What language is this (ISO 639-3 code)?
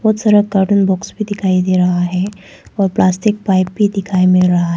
hin